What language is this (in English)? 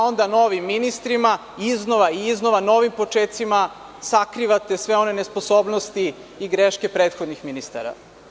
Serbian